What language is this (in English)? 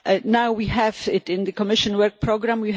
English